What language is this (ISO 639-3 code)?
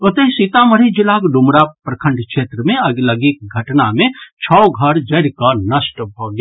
mai